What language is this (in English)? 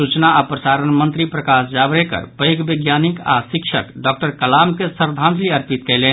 Maithili